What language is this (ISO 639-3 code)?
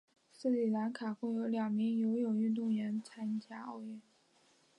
zho